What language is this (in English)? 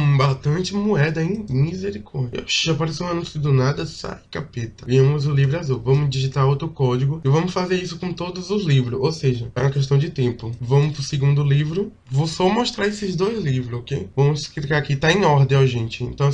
Portuguese